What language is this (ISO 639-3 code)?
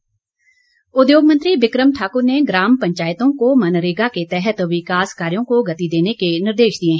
hin